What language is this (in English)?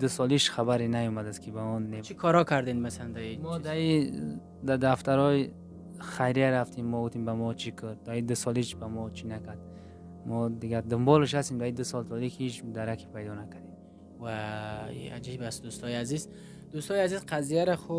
Persian